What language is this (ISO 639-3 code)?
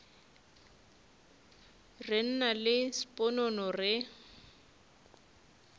nso